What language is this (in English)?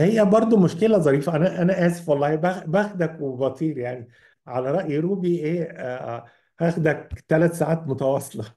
Arabic